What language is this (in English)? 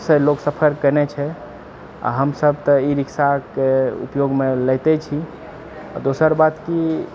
Maithili